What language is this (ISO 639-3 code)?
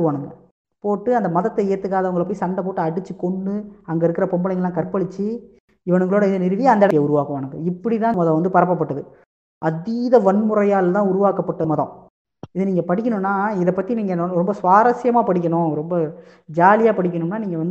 tam